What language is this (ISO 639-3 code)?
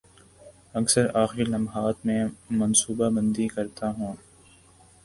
urd